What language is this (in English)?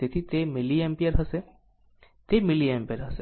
Gujarati